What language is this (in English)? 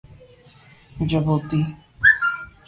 Urdu